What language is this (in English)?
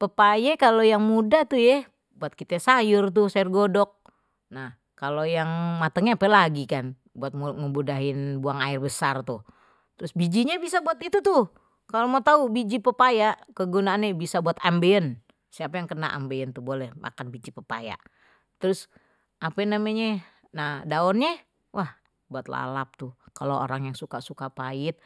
Betawi